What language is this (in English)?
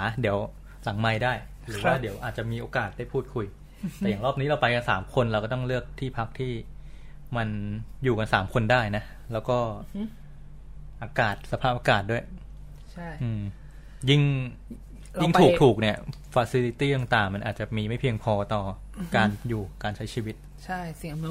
Thai